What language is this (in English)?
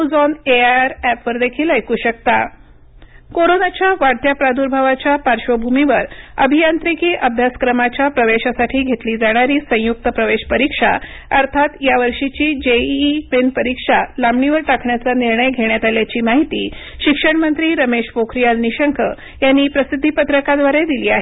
Marathi